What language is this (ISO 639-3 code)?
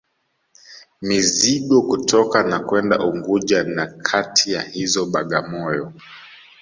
swa